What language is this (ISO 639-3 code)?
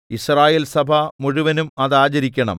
mal